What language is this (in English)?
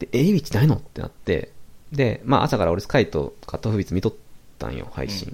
Japanese